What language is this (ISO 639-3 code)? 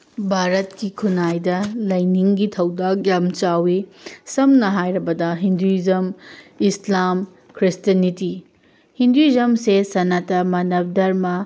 mni